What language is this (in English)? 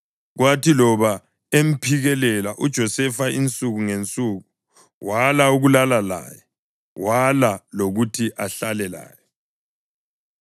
North Ndebele